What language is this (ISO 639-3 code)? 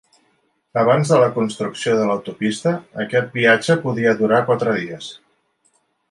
cat